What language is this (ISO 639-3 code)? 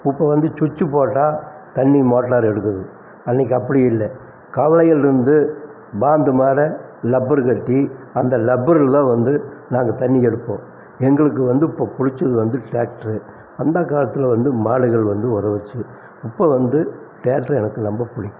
tam